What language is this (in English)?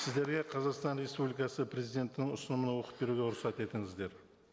Kazakh